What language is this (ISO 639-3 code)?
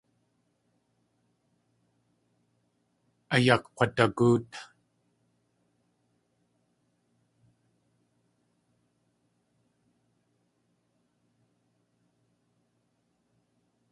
tli